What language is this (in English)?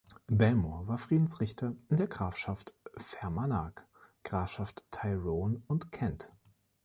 German